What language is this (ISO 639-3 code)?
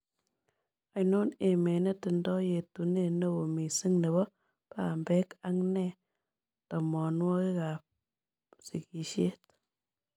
kln